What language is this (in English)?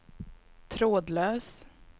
Swedish